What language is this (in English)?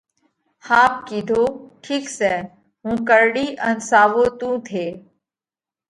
Parkari Koli